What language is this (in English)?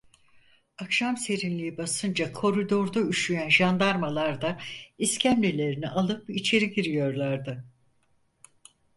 Turkish